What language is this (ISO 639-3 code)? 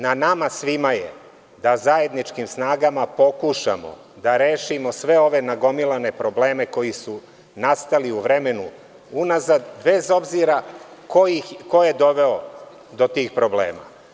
srp